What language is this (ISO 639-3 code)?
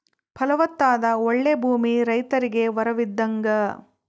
kan